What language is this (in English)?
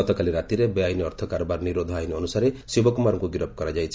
Odia